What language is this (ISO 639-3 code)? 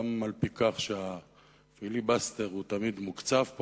heb